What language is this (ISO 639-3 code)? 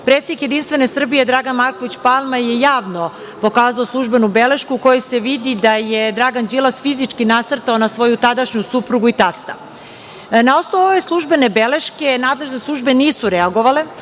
srp